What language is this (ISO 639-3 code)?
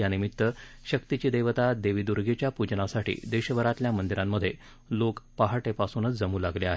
mar